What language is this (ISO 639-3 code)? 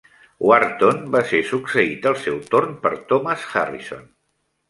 cat